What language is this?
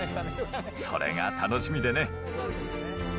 Japanese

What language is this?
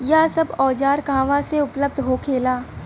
Bhojpuri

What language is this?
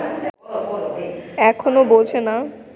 Bangla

